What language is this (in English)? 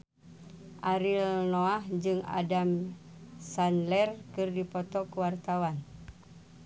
Sundanese